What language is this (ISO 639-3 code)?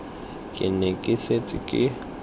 tsn